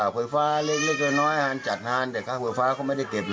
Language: Thai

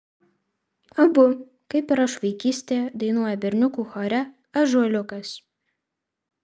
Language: Lithuanian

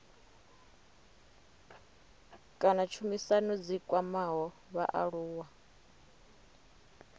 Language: Venda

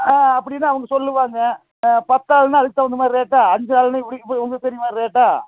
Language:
Tamil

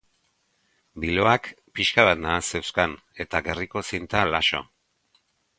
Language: Basque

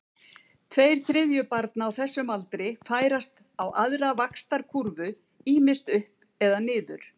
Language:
Icelandic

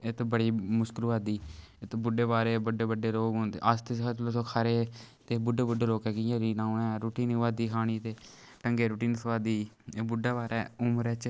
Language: Dogri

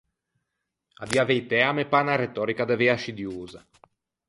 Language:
Ligurian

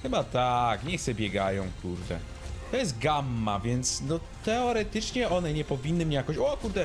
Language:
Polish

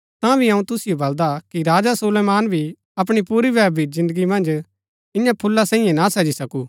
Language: Gaddi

